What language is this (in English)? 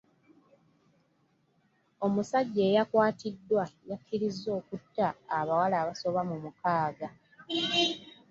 Ganda